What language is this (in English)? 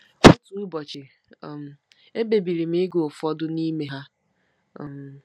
Igbo